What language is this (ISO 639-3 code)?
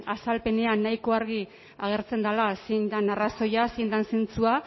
eus